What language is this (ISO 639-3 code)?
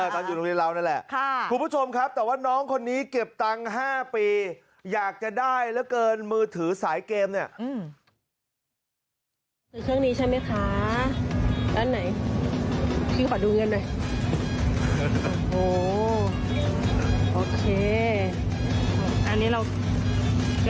tha